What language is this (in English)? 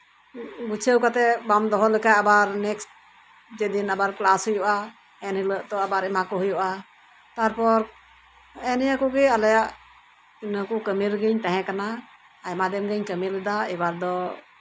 Santali